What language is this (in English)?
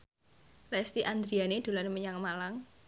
Javanese